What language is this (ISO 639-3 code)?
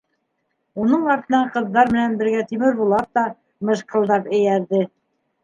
bak